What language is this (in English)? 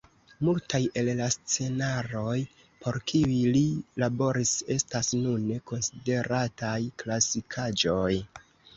Esperanto